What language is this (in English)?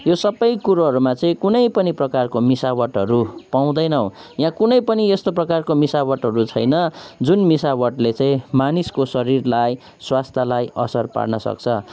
Nepali